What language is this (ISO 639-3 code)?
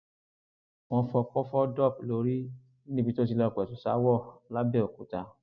yor